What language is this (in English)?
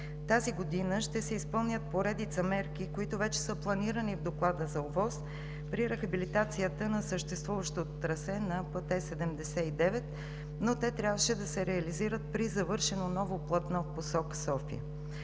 Bulgarian